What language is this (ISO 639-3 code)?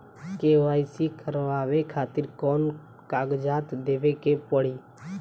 bho